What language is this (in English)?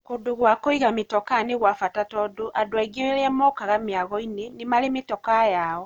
Kikuyu